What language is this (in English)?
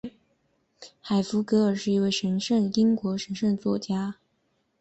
Chinese